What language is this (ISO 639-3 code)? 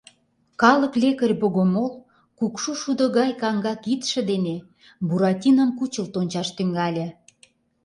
chm